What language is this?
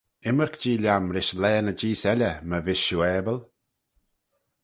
Manx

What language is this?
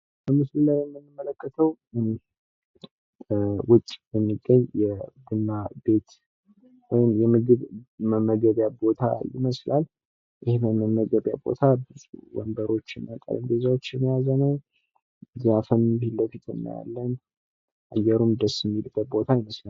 Amharic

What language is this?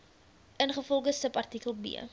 Afrikaans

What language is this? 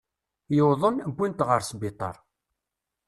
Kabyle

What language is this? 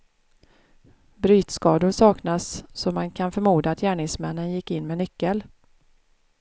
Swedish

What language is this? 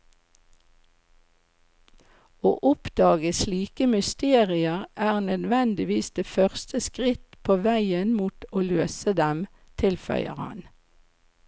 Norwegian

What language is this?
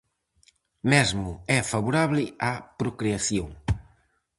Galician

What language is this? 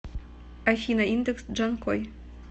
Russian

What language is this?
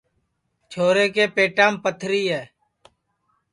Sansi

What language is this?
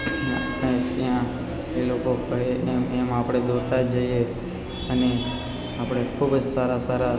Gujarati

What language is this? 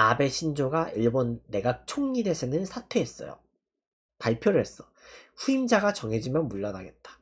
Korean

